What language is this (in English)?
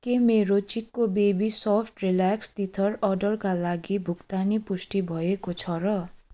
Nepali